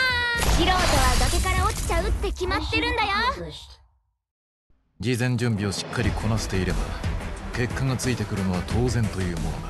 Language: Japanese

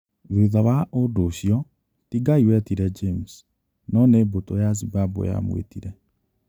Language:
Kikuyu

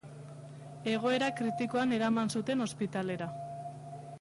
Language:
Basque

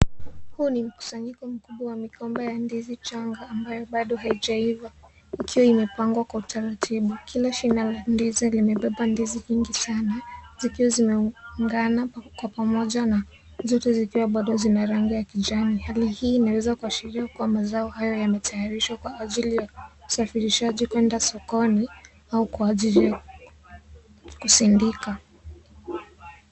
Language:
Swahili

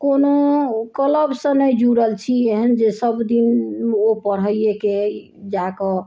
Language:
Maithili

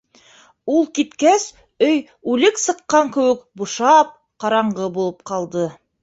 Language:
Bashkir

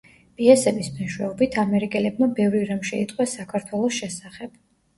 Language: Georgian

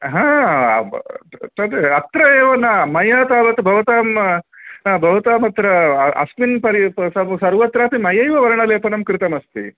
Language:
Sanskrit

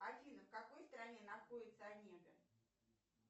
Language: Russian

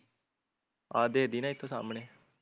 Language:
Punjabi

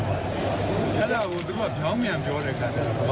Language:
Thai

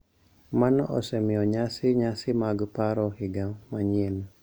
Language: Luo (Kenya and Tanzania)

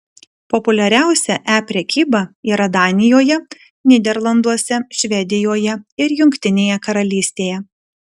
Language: Lithuanian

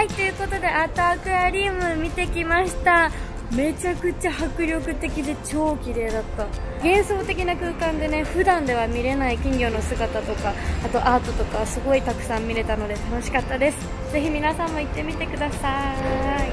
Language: Japanese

